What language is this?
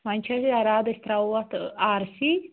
Kashmiri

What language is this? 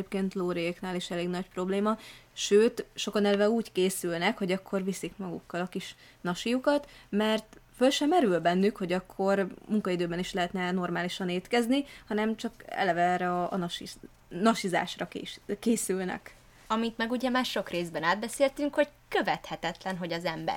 Hungarian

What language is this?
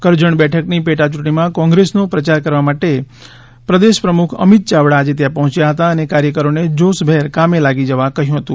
Gujarati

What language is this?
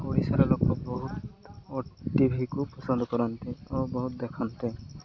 Odia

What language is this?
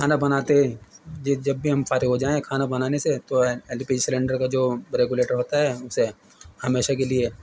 Urdu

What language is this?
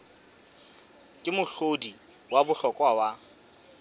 Southern Sotho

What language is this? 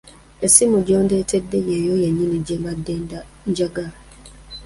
Ganda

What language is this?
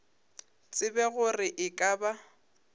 Northern Sotho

